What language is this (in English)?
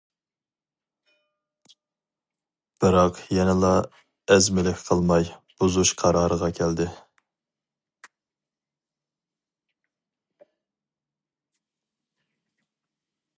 Uyghur